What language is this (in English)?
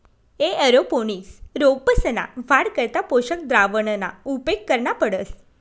Marathi